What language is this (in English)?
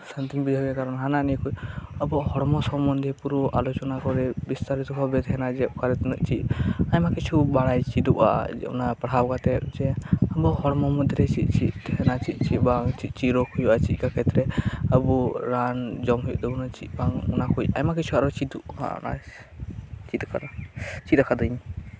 Santali